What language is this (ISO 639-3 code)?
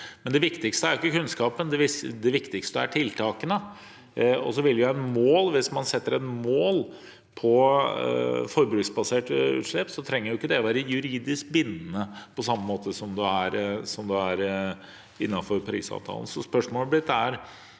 nor